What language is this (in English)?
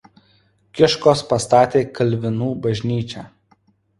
Lithuanian